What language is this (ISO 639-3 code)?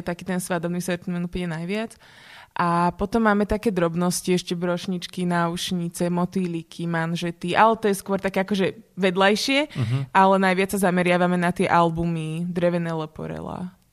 slk